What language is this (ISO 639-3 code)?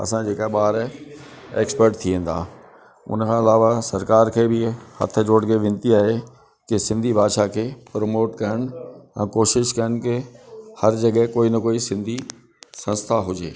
snd